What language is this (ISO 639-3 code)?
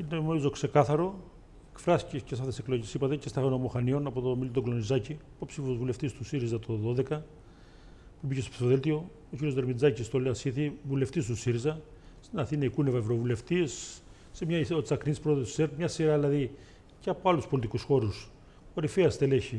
ell